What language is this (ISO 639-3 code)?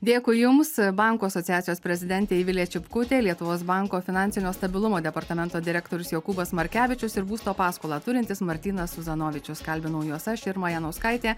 lit